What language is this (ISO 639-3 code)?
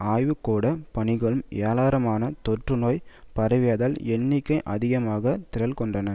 tam